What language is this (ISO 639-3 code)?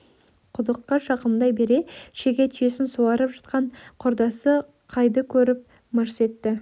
kaz